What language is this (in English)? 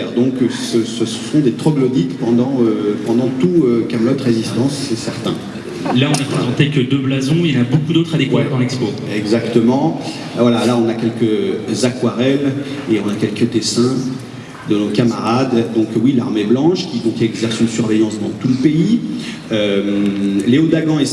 French